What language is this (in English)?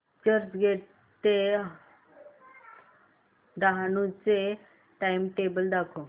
Marathi